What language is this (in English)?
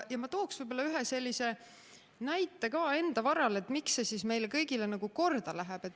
Estonian